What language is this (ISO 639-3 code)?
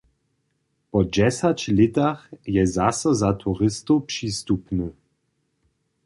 hsb